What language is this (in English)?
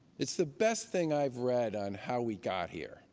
English